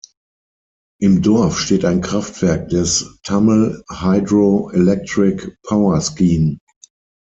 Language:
German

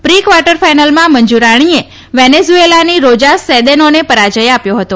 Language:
Gujarati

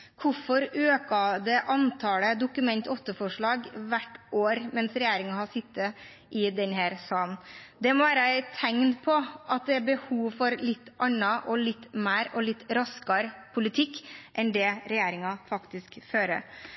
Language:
Norwegian Bokmål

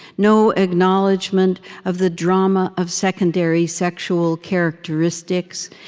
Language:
English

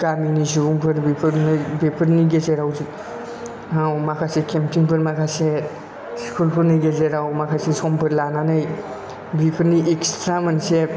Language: Bodo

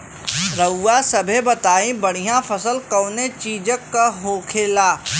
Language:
Bhojpuri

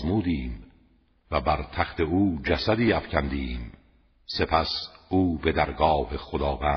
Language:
Persian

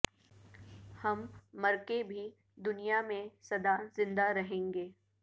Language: Urdu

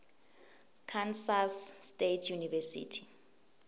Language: Swati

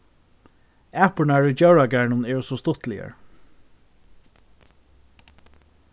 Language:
Faroese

